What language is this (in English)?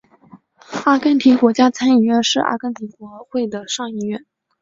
Chinese